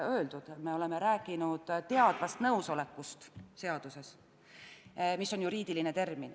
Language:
Estonian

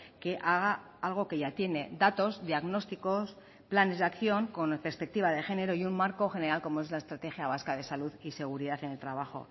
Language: Spanish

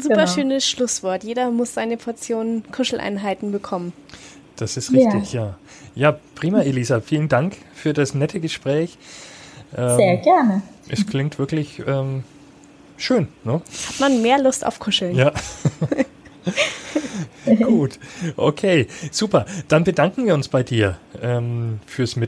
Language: German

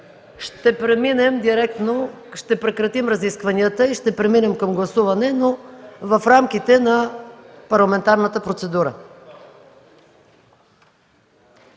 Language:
Bulgarian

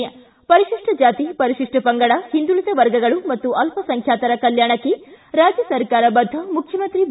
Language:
Kannada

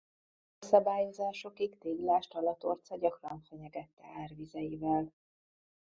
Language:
Hungarian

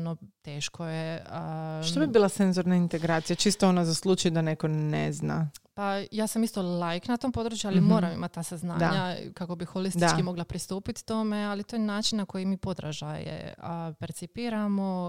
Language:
Croatian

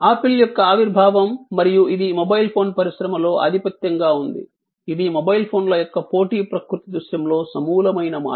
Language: Telugu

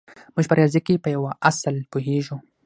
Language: Pashto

